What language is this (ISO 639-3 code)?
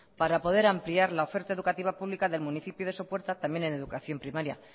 spa